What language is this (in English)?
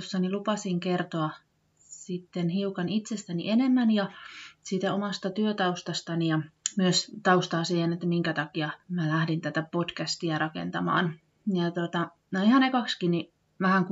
Finnish